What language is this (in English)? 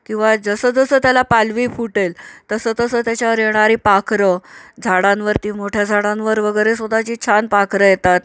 Marathi